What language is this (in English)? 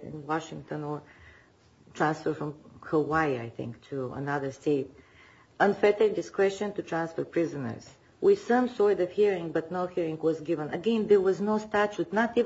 English